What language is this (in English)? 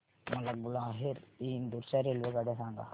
Marathi